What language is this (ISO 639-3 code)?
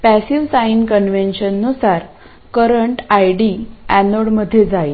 mar